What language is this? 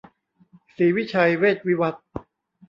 Thai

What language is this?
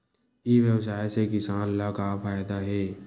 Chhattisgarhi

